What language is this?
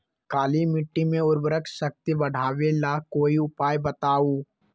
Magahi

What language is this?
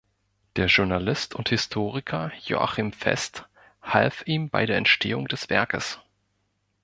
German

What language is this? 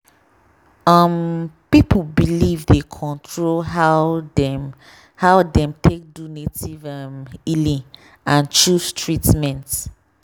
Nigerian Pidgin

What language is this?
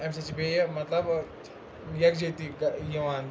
Kashmiri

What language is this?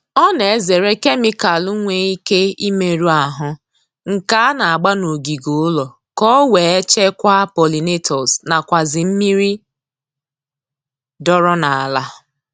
Igbo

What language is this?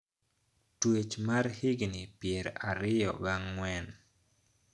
Luo (Kenya and Tanzania)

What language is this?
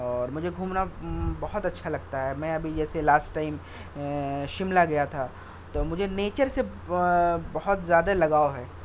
Urdu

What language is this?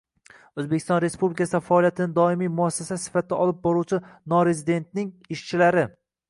Uzbek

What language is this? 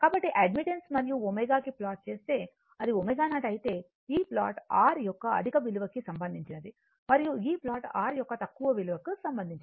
Telugu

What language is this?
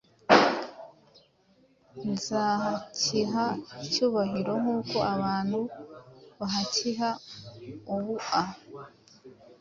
Kinyarwanda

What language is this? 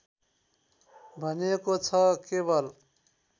Nepali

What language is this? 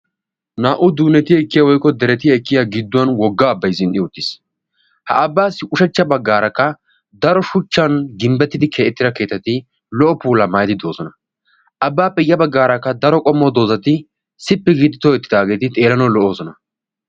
Wolaytta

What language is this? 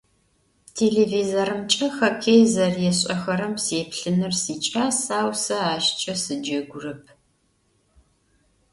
Adyghe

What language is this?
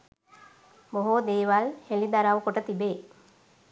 Sinhala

